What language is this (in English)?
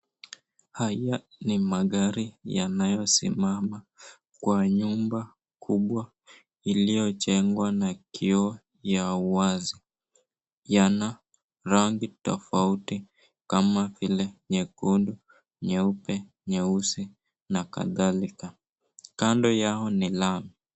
Swahili